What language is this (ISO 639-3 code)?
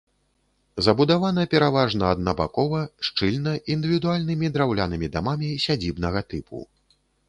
bel